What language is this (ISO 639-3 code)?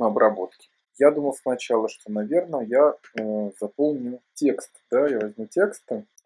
rus